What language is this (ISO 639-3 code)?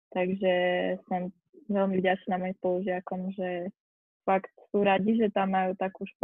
slk